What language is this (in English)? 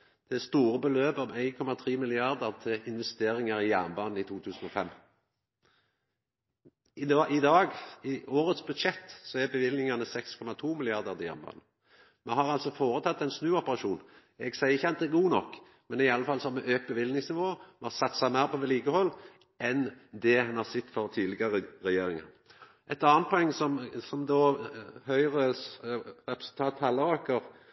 Norwegian Nynorsk